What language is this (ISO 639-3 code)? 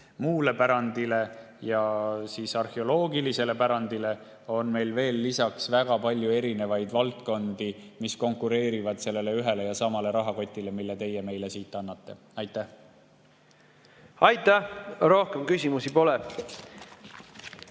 est